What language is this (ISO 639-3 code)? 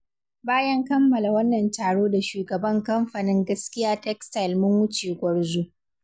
hau